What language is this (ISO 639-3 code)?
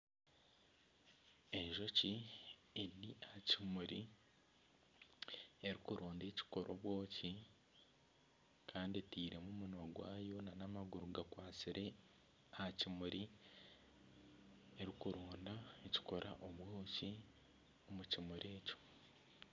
nyn